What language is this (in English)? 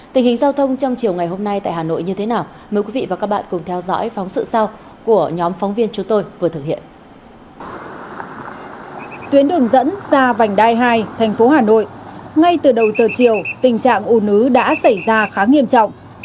Vietnamese